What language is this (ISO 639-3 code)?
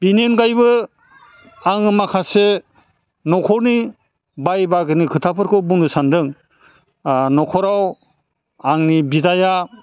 brx